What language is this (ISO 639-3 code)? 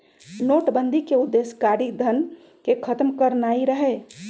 mag